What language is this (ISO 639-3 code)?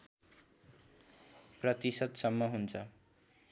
nep